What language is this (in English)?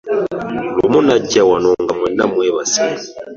Ganda